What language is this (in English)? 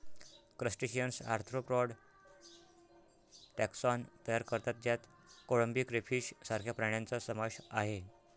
Marathi